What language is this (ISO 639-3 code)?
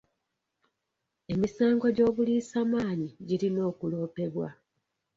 lug